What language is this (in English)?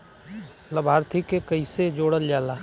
Bhojpuri